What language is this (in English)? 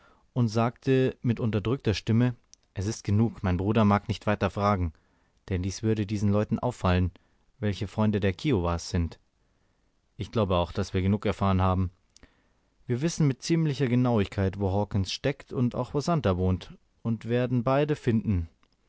German